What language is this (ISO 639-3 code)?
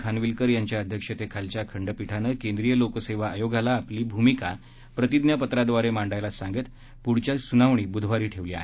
mar